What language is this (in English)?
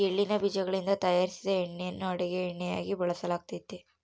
Kannada